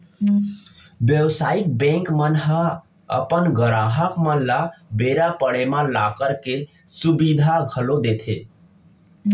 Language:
Chhattisgarhi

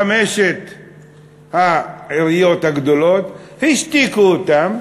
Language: Hebrew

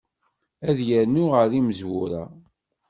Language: Kabyle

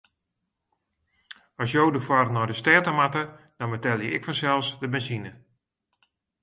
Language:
Western Frisian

